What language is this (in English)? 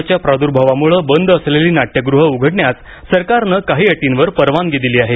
Marathi